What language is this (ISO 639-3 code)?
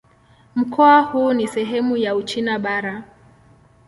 swa